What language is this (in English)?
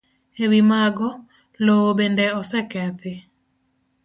Luo (Kenya and Tanzania)